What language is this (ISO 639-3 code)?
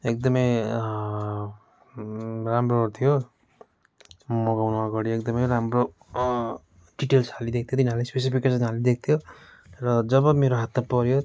nep